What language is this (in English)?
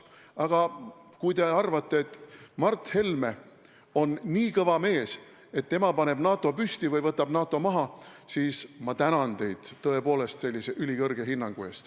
Estonian